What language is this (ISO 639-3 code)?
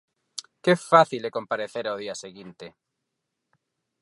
glg